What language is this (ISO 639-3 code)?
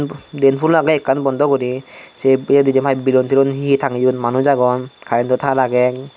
ccp